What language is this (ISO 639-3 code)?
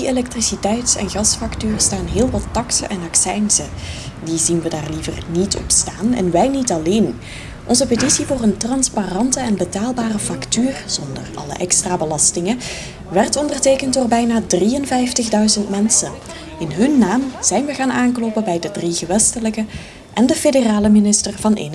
nld